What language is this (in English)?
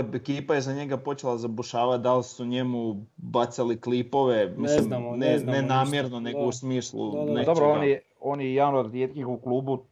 Croatian